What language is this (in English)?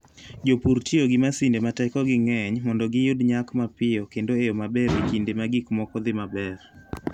Luo (Kenya and Tanzania)